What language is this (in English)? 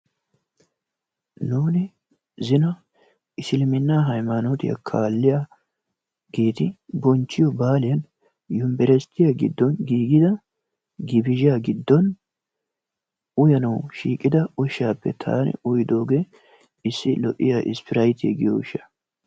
Wolaytta